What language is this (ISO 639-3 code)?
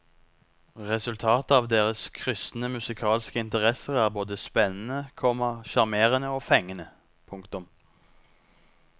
nor